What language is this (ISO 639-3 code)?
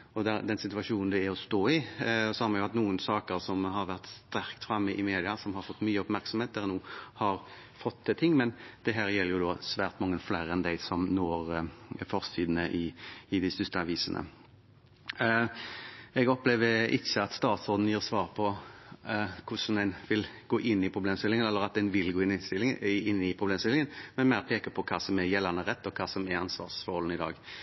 nob